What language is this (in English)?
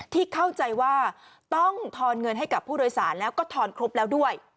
Thai